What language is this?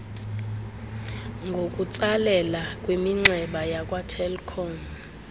Xhosa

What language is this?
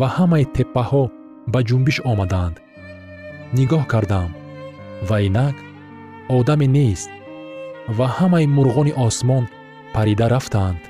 Persian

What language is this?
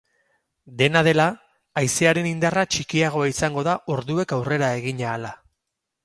Basque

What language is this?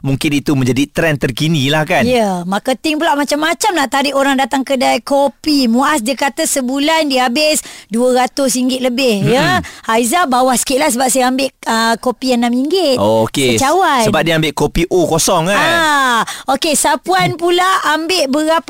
Malay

